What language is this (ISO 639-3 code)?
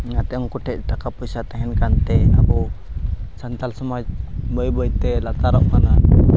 sat